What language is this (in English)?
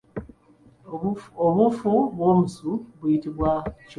Ganda